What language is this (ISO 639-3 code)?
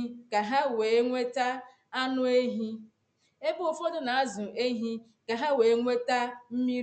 ibo